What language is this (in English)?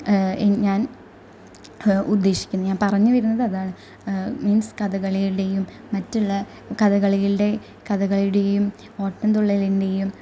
Malayalam